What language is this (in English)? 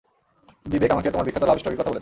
Bangla